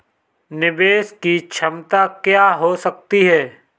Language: Hindi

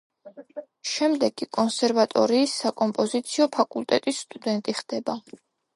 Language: Georgian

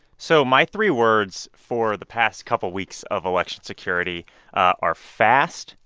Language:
English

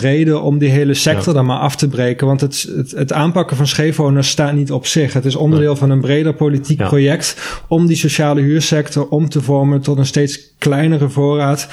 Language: Dutch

